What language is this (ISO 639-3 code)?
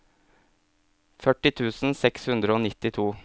nor